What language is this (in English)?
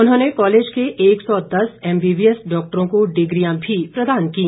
Hindi